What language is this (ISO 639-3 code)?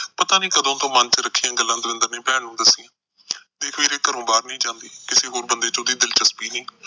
pan